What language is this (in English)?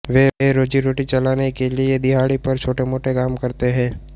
Hindi